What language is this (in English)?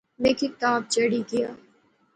Pahari-Potwari